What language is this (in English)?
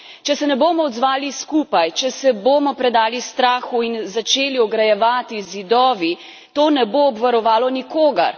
Slovenian